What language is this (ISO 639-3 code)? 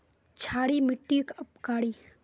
mag